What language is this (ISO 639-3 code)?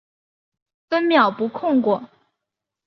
zho